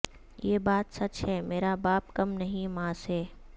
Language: Urdu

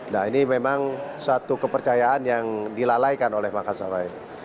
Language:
Indonesian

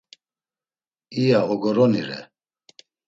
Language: Laz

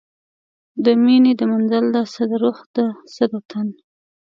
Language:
Pashto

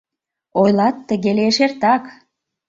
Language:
Mari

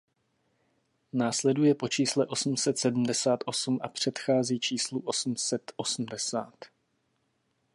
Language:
Czech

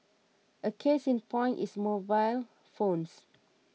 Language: English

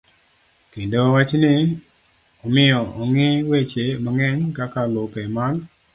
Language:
Luo (Kenya and Tanzania)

